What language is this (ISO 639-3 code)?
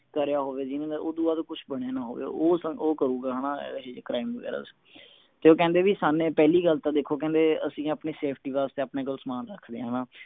pan